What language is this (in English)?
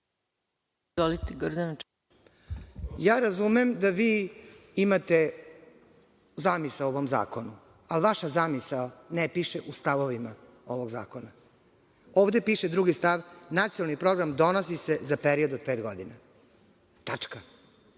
Serbian